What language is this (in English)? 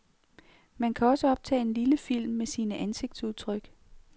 Danish